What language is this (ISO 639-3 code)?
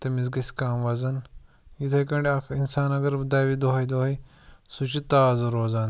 kas